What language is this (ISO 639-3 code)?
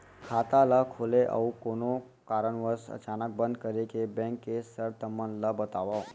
hne